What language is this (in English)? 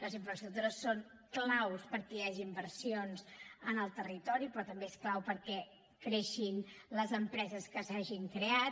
Catalan